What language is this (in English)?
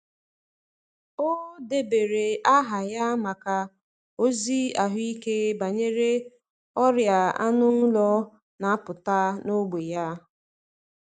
Igbo